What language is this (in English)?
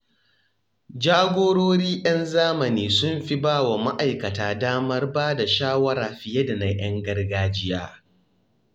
Hausa